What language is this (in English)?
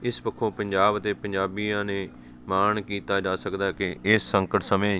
Punjabi